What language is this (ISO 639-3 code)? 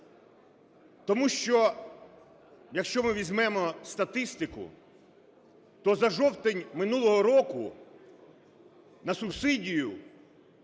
ukr